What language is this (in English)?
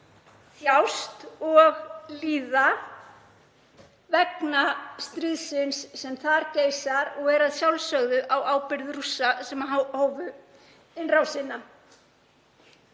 Icelandic